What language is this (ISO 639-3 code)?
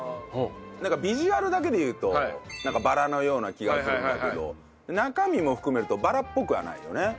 jpn